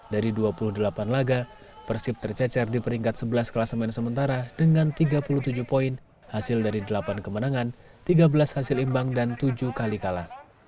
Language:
Indonesian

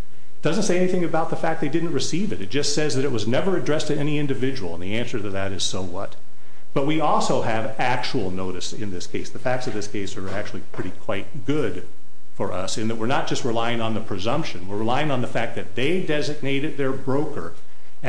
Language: English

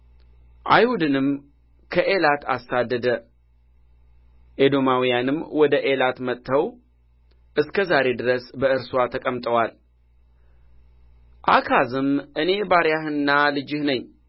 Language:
Amharic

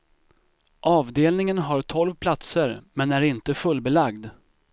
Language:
Swedish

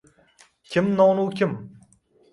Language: Uzbek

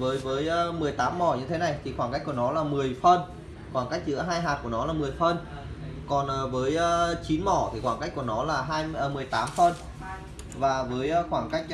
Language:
Vietnamese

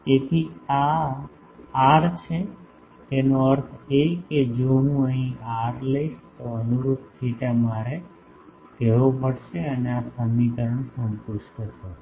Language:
Gujarati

